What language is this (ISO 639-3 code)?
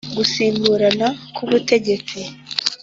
kin